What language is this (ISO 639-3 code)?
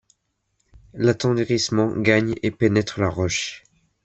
fra